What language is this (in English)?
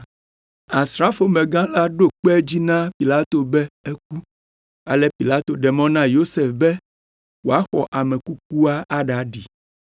Ewe